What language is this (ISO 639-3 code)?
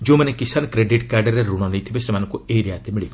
ori